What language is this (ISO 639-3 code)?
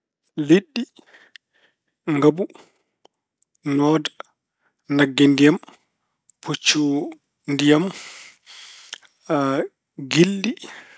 ful